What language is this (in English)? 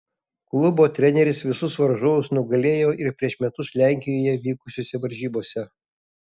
Lithuanian